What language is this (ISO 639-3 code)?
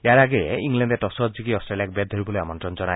asm